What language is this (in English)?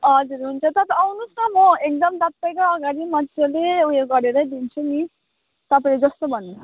Nepali